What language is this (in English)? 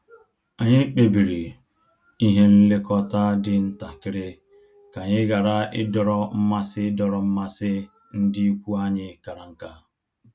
Igbo